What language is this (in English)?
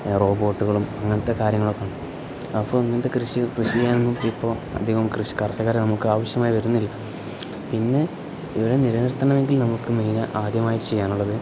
Malayalam